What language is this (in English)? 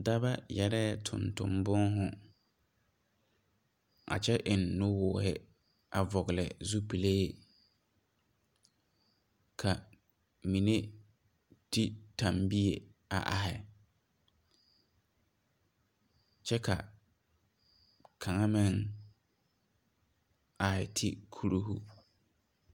Southern Dagaare